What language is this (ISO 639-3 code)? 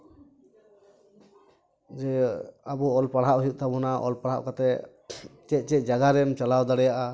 sat